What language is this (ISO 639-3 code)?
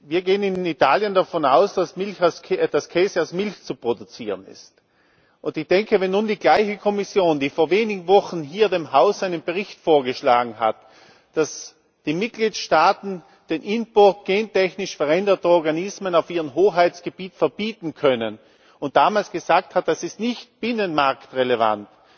deu